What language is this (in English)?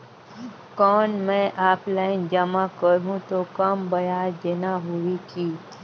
Chhattisgarhi